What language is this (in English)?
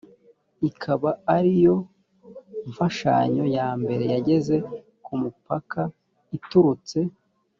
Kinyarwanda